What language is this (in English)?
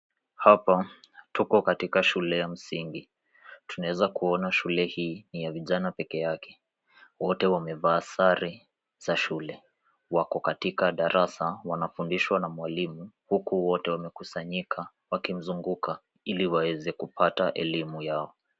Swahili